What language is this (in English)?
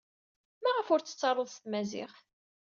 Kabyle